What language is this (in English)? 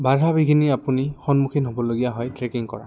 Assamese